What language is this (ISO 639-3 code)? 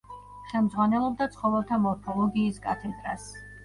kat